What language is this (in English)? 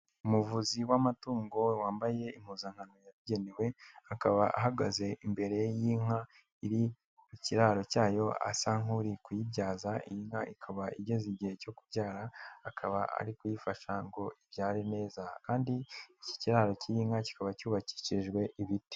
Kinyarwanda